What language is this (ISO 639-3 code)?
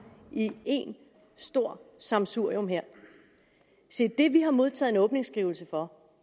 dan